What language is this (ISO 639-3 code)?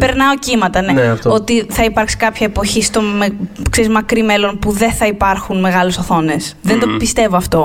ell